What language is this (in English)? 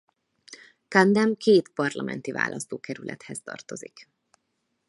Hungarian